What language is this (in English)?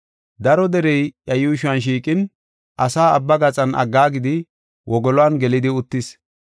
Gofa